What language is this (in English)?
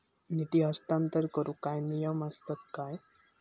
Marathi